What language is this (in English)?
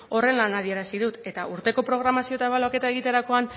Basque